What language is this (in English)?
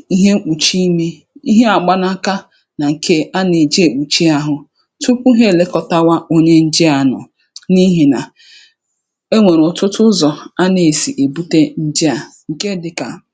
Igbo